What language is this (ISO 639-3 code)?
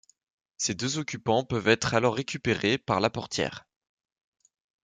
fra